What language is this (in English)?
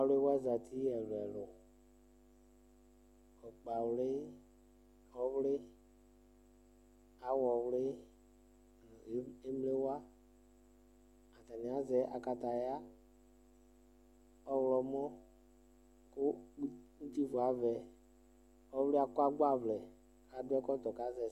Ikposo